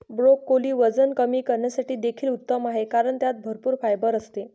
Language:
Marathi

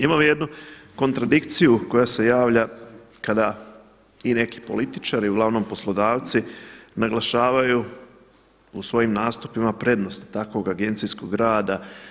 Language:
Croatian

